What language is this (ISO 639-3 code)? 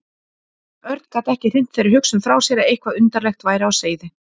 isl